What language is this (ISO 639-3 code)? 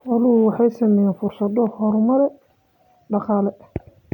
som